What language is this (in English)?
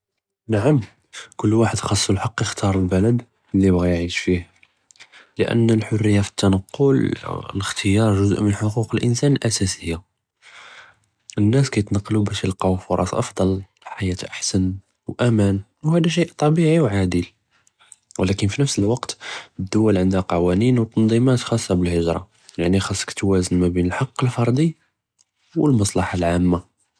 Judeo-Arabic